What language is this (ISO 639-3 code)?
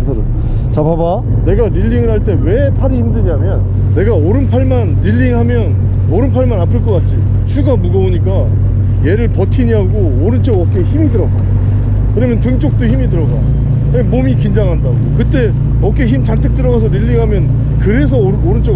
kor